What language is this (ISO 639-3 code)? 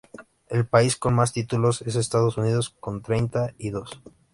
spa